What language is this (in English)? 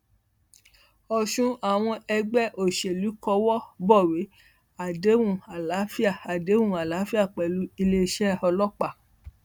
Yoruba